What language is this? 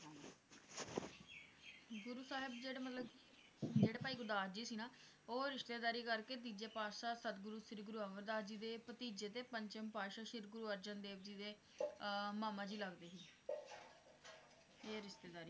Punjabi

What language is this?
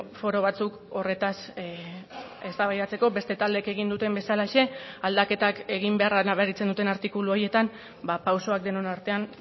Basque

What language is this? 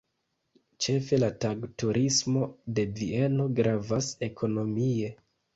Esperanto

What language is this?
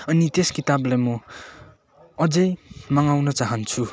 Nepali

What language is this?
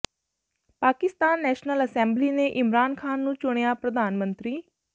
Punjabi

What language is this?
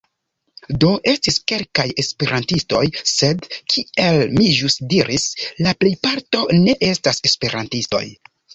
Esperanto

